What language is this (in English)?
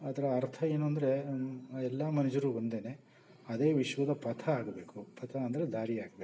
Kannada